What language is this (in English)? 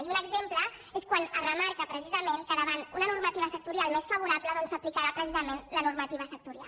Catalan